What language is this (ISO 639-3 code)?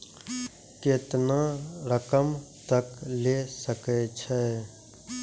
mai